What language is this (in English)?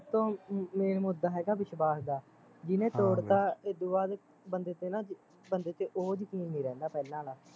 Punjabi